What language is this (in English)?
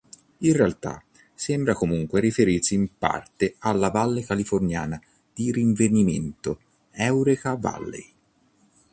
Italian